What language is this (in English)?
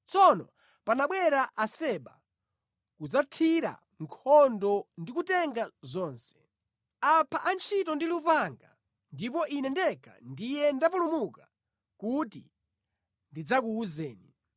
Nyanja